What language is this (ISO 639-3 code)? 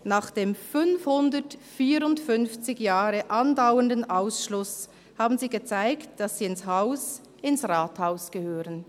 gsw